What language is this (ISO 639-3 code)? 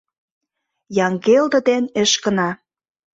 chm